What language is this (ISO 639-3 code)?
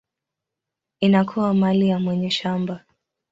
swa